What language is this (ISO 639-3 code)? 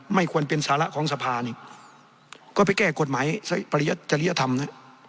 tha